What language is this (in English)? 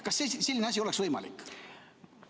Estonian